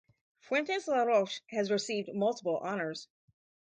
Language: English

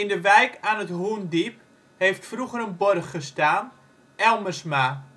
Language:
Dutch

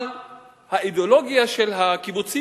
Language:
Hebrew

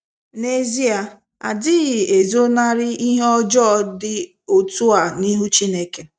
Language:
Igbo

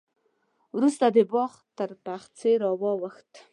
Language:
Pashto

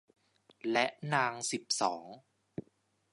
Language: Thai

